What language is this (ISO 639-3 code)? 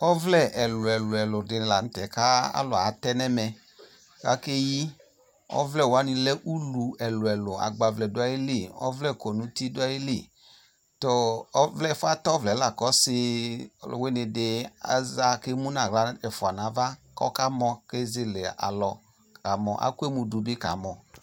kpo